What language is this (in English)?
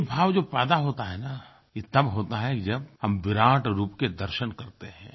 Hindi